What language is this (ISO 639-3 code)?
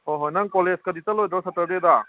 mni